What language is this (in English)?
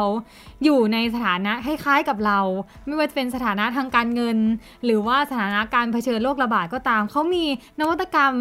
Thai